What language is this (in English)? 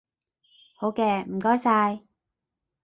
Cantonese